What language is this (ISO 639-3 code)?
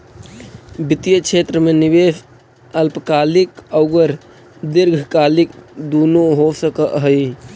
mag